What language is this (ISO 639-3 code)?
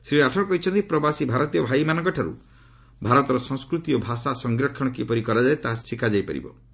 ori